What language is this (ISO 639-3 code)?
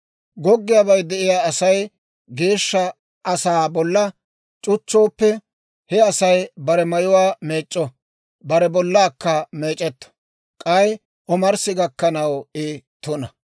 dwr